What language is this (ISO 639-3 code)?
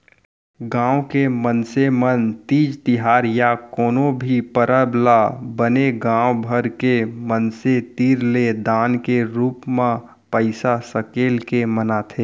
hne